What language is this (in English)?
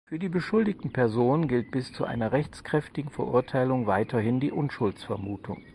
German